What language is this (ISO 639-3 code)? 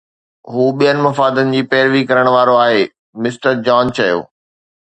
snd